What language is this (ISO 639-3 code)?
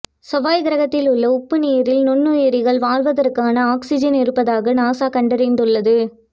tam